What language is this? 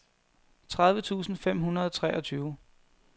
Danish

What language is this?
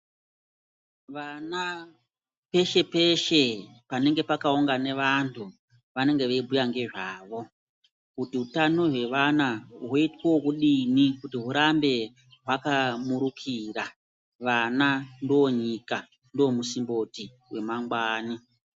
Ndau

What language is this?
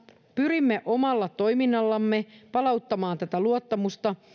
Finnish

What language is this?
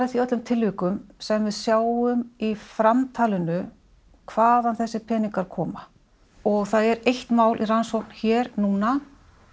Icelandic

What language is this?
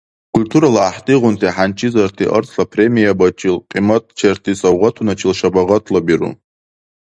Dargwa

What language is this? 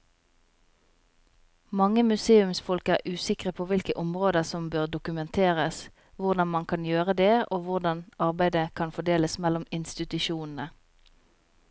Norwegian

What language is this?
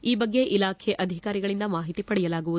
Kannada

